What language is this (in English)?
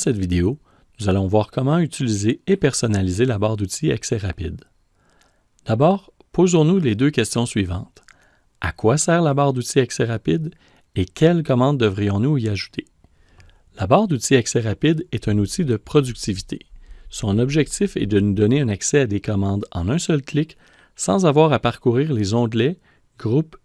French